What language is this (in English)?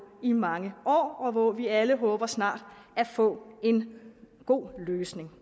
Danish